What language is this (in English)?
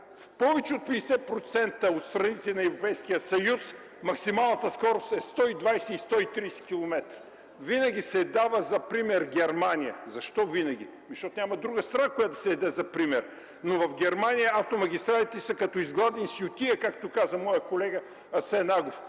Bulgarian